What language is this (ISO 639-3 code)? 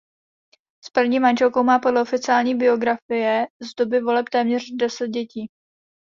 ces